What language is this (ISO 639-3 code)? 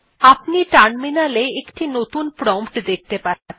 ben